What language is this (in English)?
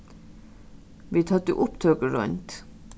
Faroese